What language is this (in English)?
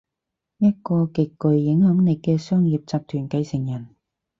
Cantonese